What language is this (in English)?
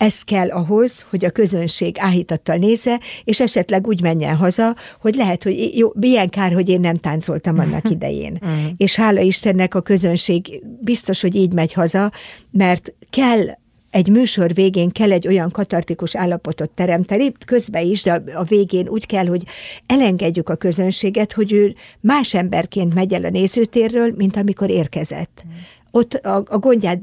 Hungarian